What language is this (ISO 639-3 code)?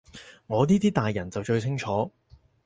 yue